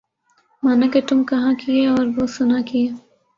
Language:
Urdu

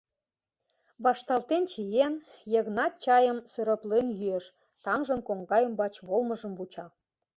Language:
Mari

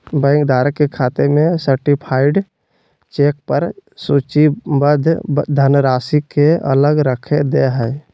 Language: Magahi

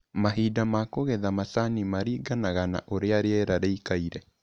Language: Kikuyu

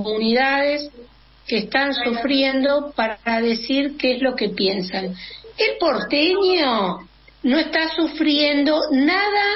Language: Spanish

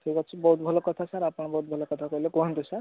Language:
Odia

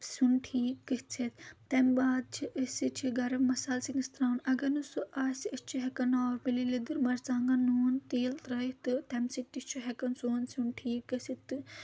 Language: Kashmiri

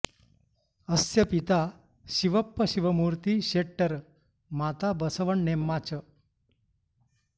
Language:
Sanskrit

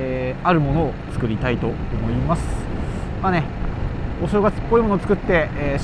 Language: Japanese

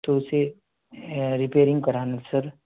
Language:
Urdu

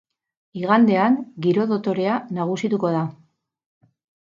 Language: Basque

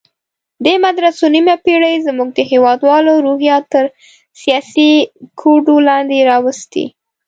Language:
Pashto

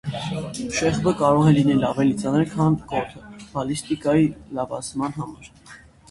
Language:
Armenian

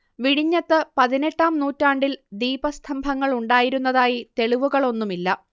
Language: Malayalam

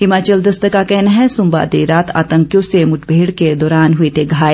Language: Hindi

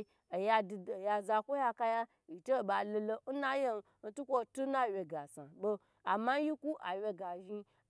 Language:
Gbagyi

